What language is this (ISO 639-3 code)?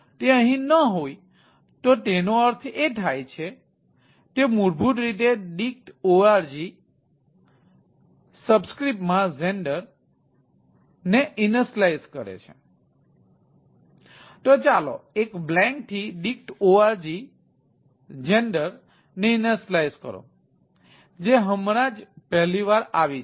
guj